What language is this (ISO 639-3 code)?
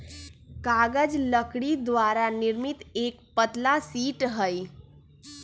mag